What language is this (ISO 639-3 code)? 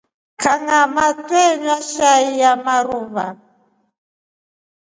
rof